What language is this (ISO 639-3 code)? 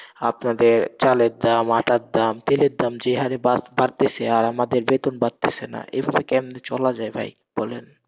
ben